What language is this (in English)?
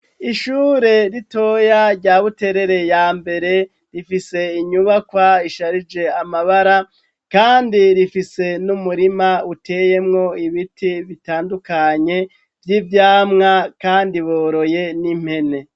Rundi